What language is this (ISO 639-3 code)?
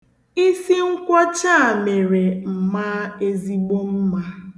ibo